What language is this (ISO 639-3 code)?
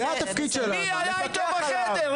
heb